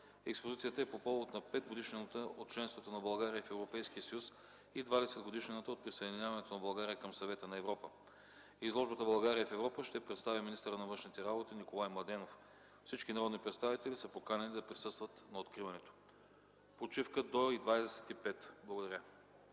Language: Bulgarian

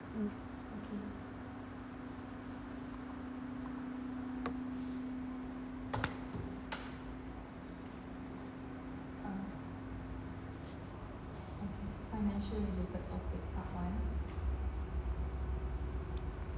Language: English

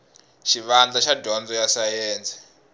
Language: Tsonga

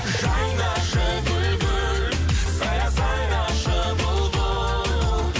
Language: Kazakh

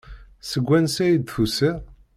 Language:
Kabyle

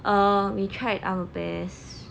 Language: English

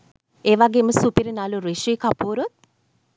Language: Sinhala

